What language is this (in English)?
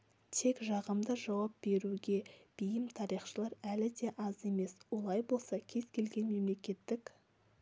Kazakh